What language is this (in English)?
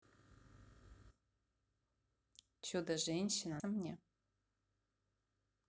Russian